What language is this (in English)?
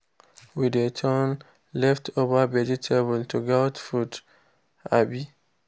Nigerian Pidgin